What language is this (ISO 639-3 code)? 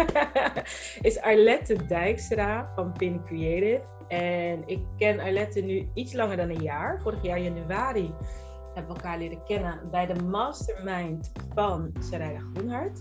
nld